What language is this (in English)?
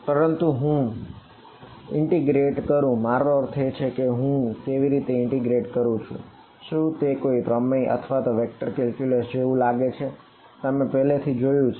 Gujarati